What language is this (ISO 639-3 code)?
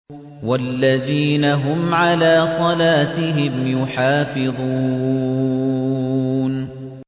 ara